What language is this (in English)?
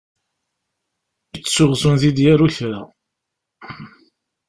Kabyle